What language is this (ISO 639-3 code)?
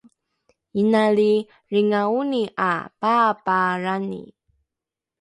dru